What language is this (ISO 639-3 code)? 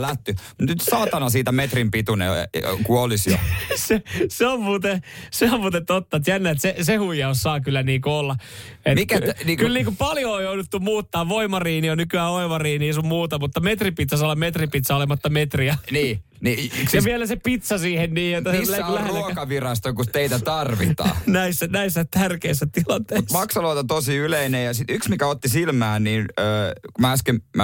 fin